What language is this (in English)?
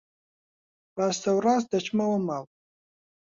Central Kurdish